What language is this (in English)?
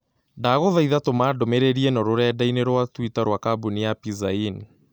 Kikuyu